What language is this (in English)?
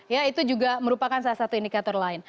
Indonesian